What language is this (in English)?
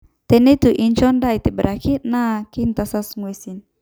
Masai